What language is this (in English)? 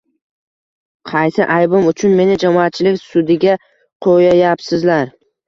Uzbek